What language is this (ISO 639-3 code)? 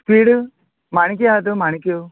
kok